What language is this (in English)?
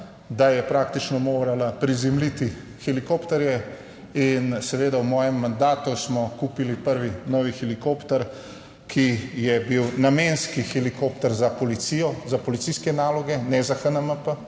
Slovenian